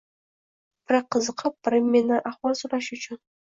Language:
Uzbek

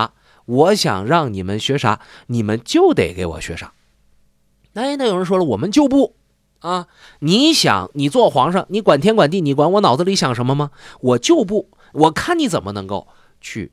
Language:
Chinese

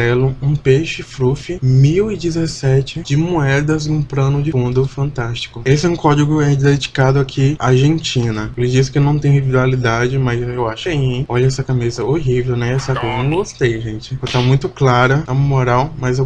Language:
Portuguese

